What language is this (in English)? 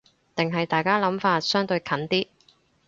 Cantonese